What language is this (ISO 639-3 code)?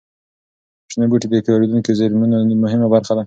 pus